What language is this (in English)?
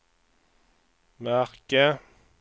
Swedish